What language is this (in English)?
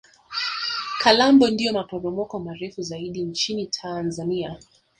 Swahili